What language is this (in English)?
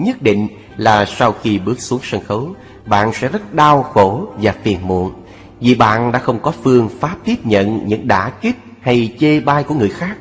Vietnamese